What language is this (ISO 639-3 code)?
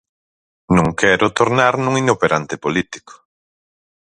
glg